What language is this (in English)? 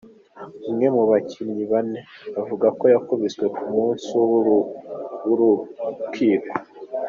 Kinyarwanda